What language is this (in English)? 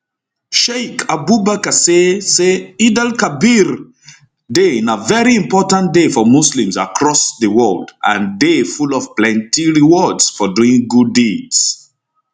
Nigerian Pidgin